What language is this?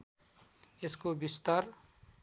Nepali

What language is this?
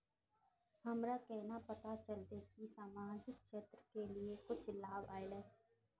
Magahi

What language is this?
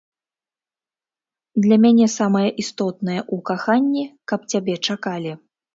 Belarusian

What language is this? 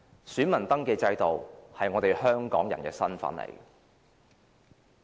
Cantonese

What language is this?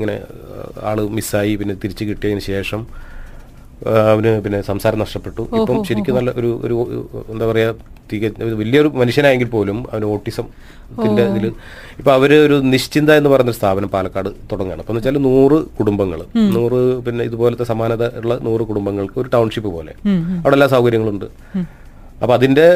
Malayalam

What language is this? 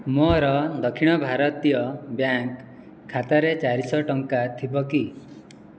Odia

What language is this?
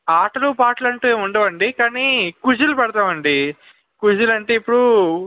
Telugu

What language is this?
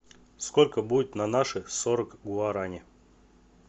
Russian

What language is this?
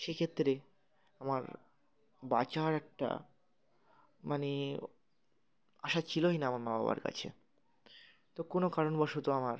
Bangla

